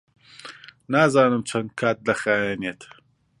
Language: Central Kurdish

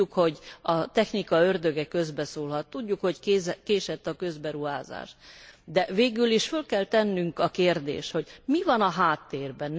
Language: Hungarian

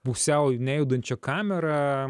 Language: Lithuanian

